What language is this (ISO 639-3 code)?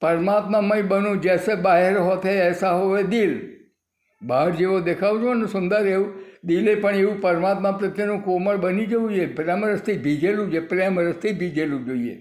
guj